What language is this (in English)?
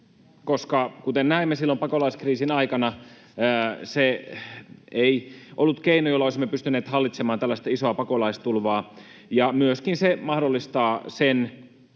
Finnish